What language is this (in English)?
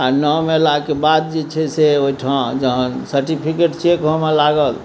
Maithili